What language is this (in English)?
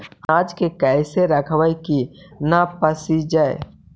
Magahi